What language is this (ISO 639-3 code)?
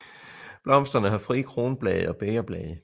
dan